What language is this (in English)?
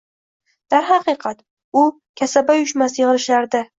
Uzbek